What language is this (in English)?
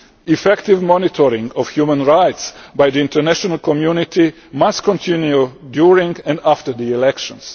English